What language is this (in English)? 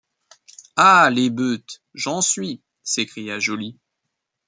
French